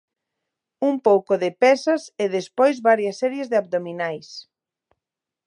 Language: Galician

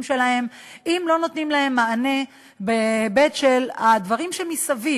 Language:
Hebrew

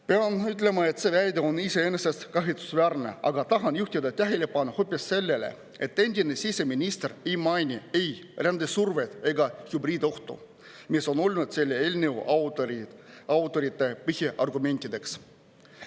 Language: Estonian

